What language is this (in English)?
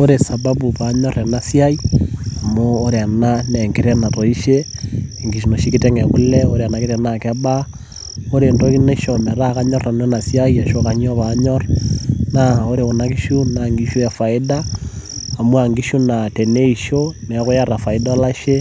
Masai